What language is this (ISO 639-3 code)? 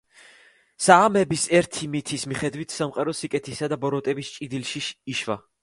kat